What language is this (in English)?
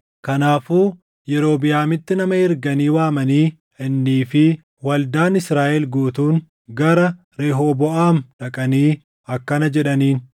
Oromo